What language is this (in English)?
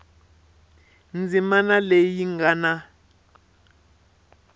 Tsonga